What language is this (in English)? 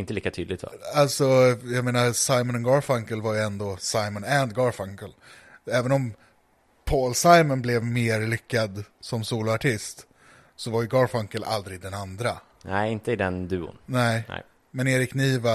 Swedish